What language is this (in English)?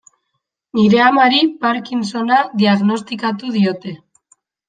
Basque